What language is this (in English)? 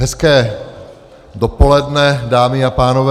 Czech